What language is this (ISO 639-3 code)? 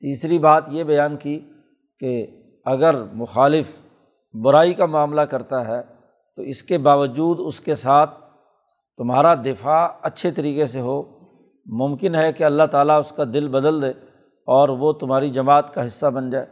urd